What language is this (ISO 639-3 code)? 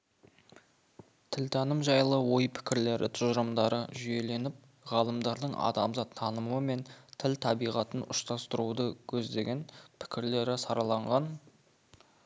kaz